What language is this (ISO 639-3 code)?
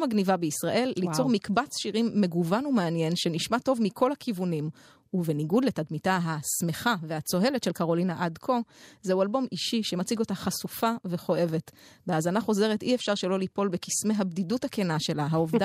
heb